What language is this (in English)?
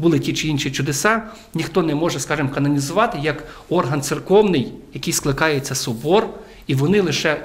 Ukrainian